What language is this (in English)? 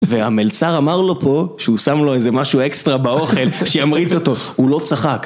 Hebrew